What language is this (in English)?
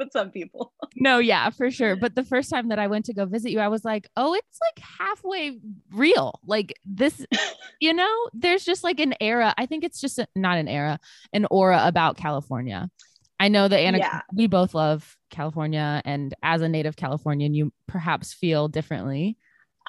English